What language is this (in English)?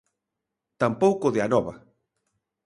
Galician